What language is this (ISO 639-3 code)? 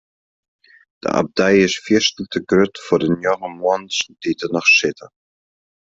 fry